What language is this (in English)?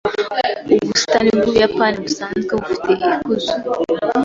Kinyarwanda